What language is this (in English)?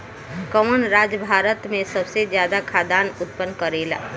Bhojpuri